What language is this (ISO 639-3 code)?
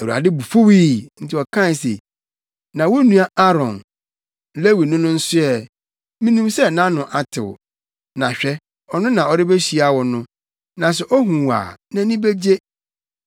aka